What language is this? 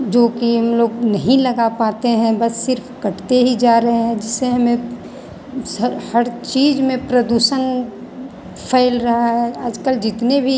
Hindi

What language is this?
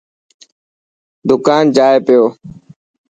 Dhatki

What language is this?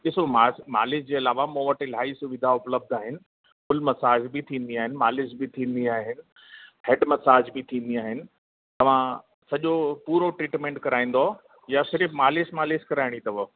Sindhi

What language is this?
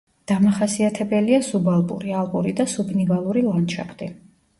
Georgian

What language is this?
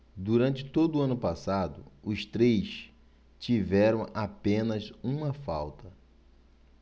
Portuguese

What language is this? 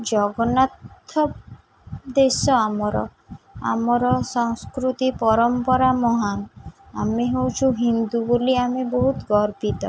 Odia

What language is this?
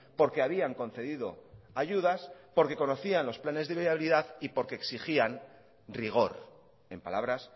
Spanish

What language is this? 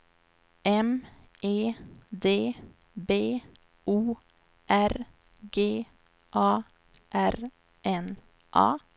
Swedish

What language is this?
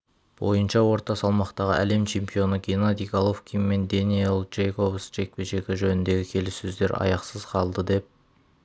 Kazakh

